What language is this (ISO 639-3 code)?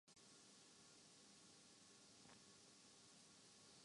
urd